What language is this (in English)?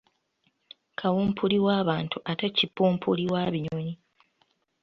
Ganda